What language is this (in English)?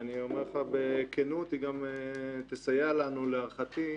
Hebrew